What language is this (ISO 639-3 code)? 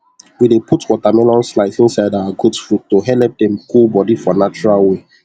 pcm